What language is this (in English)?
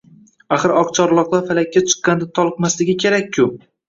Uzbek